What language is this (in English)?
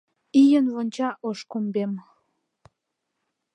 Mari